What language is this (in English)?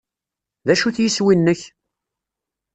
Kabyle